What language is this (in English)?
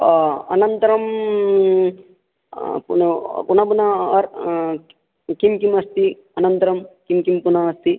Sanskrit